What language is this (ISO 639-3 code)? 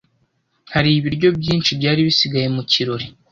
kin